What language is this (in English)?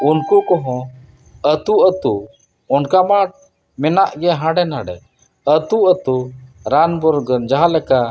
Santali